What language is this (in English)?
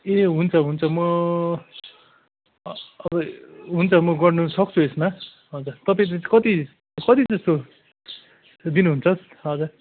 Nepali